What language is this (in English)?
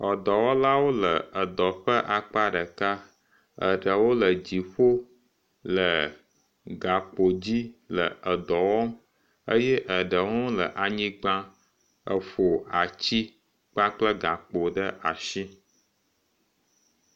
Ewe